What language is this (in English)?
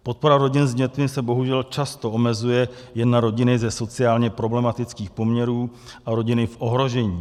Czech